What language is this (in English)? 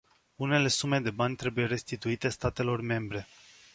Romanian